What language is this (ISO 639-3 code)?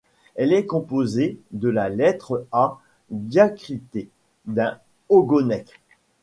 fra